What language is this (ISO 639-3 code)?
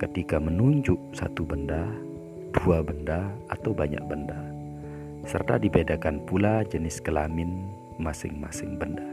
ind